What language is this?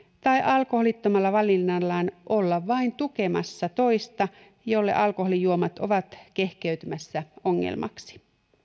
Finnish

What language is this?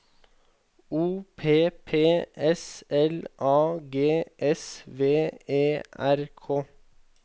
Norwegian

